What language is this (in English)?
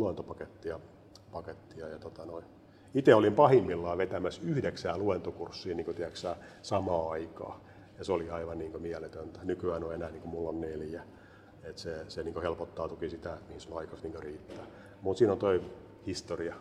Finnish